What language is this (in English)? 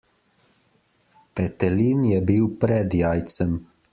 Slovenian